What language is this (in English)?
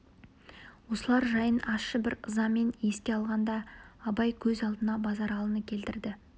Kazakh